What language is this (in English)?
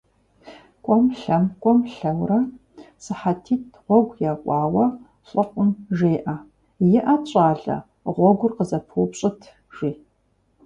Kabardian